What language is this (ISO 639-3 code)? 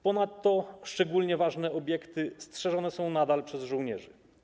pol